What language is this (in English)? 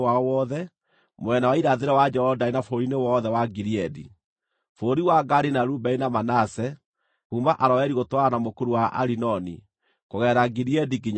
Kikuyu